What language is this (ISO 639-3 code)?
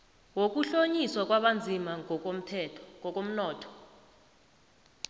nbl